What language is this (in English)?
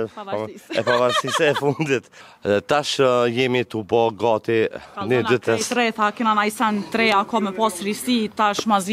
Romanian